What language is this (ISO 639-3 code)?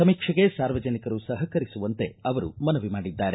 kan